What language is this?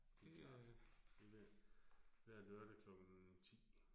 Danish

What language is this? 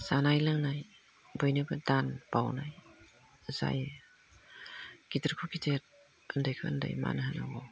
Bodo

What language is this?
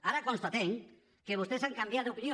Catalan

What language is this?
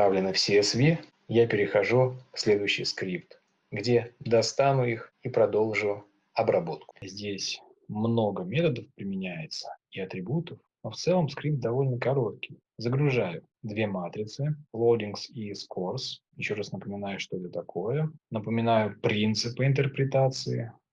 Russian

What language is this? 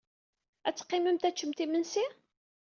Kabyle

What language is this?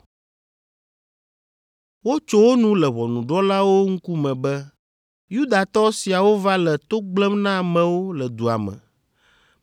Ewe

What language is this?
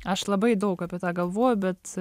Lithuanian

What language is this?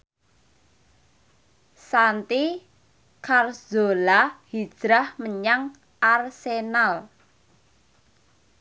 Javanese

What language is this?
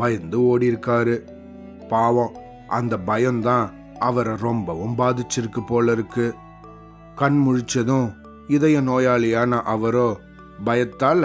Tamil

